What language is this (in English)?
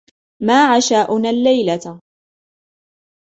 Arabic